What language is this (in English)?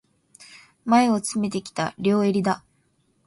Japanese